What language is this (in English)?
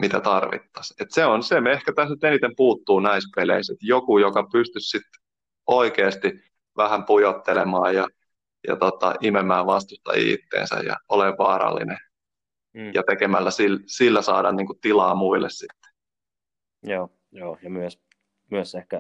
Finnish